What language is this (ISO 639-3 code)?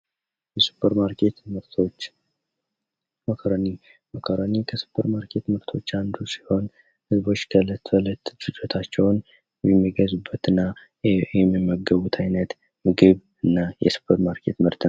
amh